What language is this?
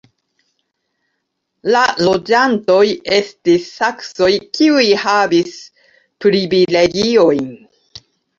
Esperanto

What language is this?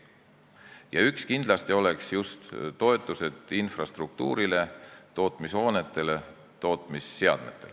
Estonian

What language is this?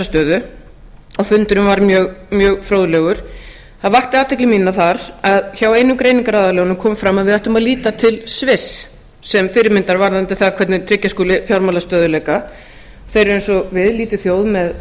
Icelandic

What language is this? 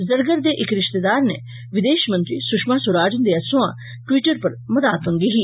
Dogri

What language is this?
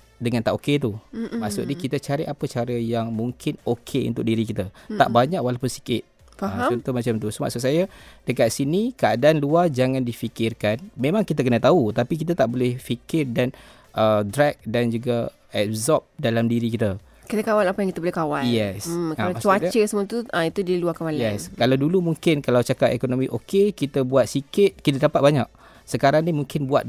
Malay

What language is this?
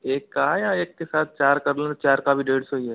Hindi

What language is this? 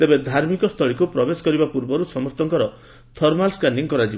Odia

